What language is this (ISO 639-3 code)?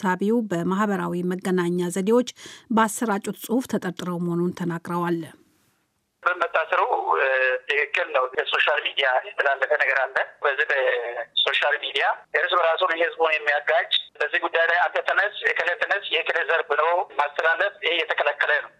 amh